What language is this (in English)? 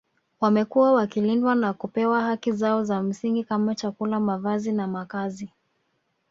Swahili